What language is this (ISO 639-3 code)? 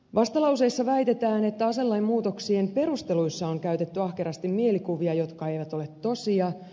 fin